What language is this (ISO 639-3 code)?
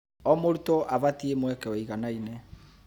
kik